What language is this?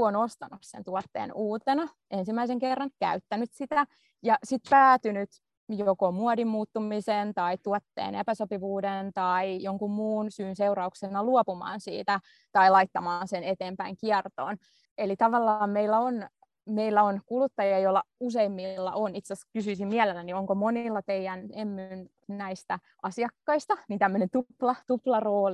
Finnish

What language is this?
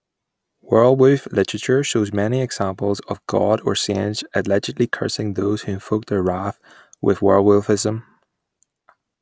English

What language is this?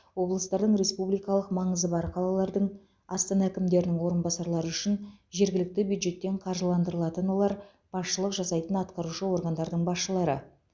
Kazakh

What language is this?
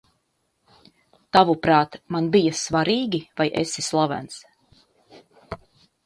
Latvian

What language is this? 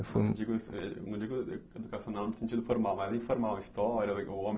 Portuguese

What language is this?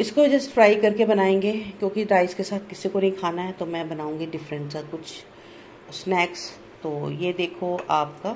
Hindi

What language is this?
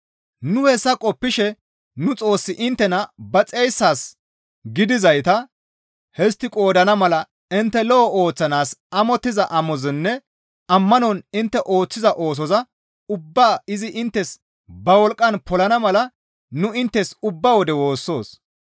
Gamo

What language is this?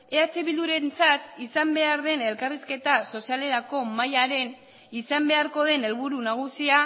Basque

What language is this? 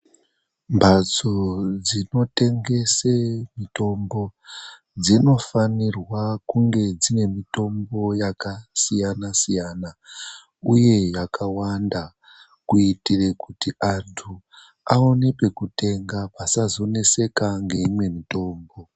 Ndau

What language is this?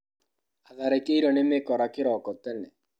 Kikuyu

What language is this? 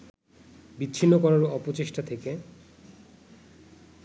Bangla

